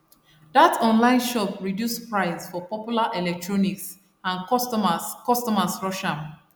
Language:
Nigerian Pidgin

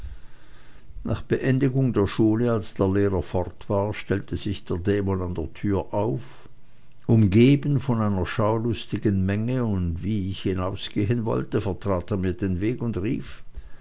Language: German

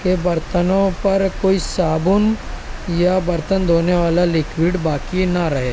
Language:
Urdu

